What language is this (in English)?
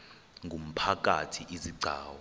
Xhosa